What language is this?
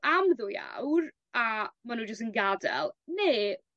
Welsh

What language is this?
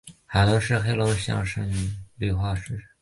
Chinese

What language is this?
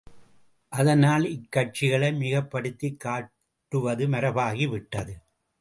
Tamil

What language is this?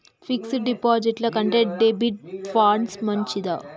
Telugu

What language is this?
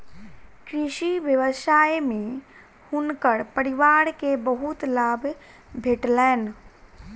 Maithili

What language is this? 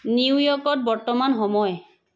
Assamese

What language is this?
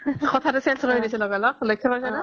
Assamese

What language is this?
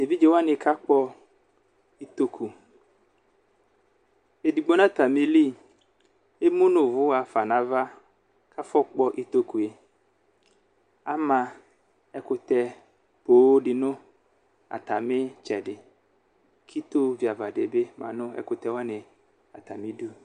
Ikposo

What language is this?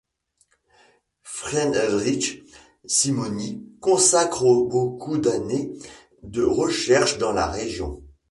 French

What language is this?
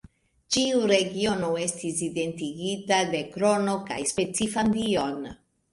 Esperanto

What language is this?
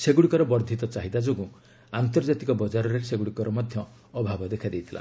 Odia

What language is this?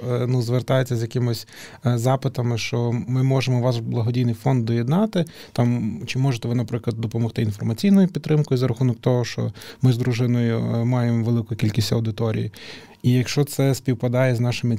Ukrainian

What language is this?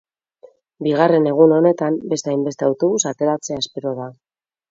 Basque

